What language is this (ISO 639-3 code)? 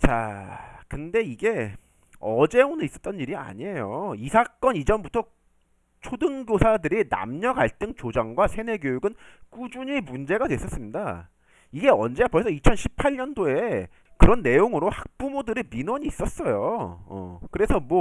kor